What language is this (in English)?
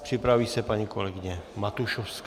Czech